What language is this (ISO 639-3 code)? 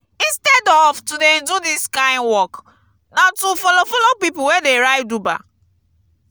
pcm